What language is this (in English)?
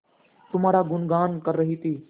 Hindi